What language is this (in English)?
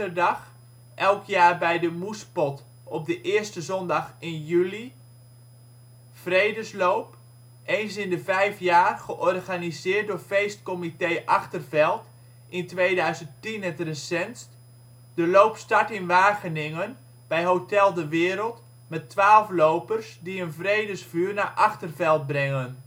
Dutch